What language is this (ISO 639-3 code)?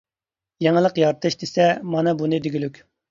uig